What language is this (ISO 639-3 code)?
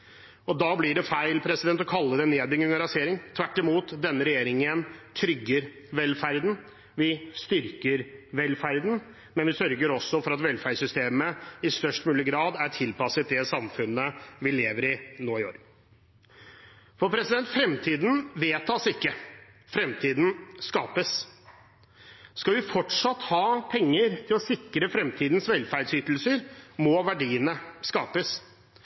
nob